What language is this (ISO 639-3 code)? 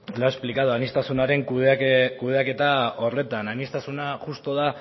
eus